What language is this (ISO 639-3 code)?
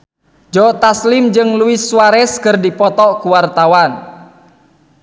sun